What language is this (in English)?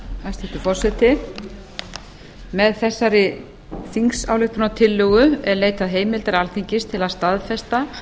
Icelandic